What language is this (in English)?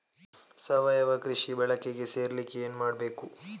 Kannada